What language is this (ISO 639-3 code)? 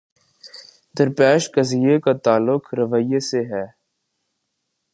urd